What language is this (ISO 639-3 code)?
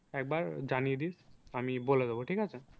ben